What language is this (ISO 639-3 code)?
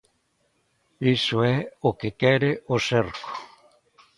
glg